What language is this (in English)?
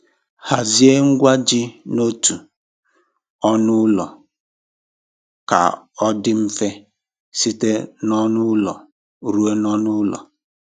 Igbo